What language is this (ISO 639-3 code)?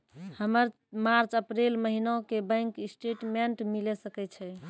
mai